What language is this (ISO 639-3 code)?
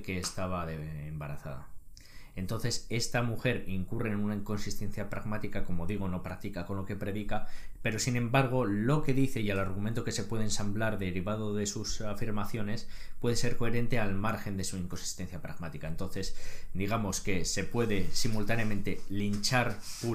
spa